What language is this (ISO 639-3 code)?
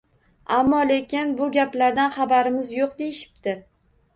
uzb